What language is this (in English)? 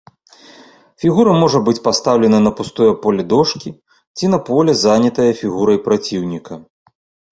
Belarusian